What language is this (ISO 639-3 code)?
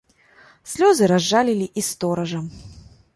bel